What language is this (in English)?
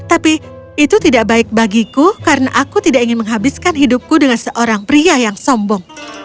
Indonesian